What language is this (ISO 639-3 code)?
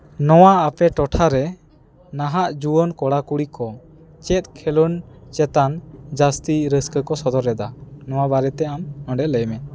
sat